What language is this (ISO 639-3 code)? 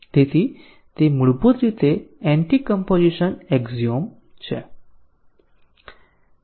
guj